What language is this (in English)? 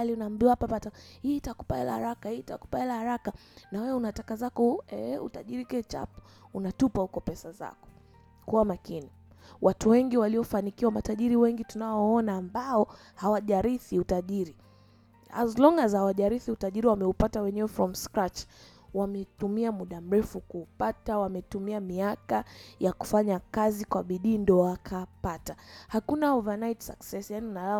Swahili